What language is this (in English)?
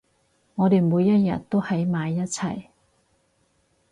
Cantonese